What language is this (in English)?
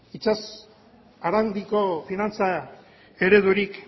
Basque